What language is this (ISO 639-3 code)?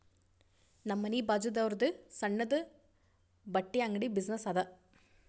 kan